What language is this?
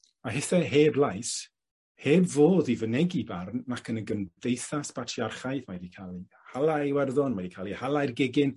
Welsh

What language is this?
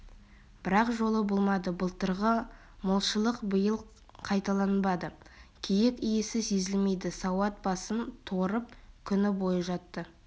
Kazakh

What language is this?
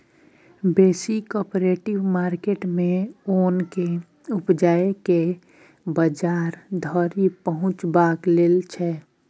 Maithili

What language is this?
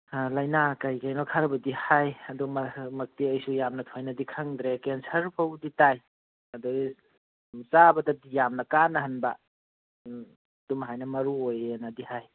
Manipuri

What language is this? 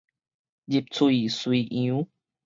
Min Nan Chinese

